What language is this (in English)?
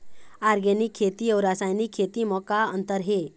Chhattisgarhi